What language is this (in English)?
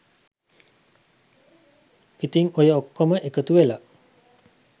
Sinhala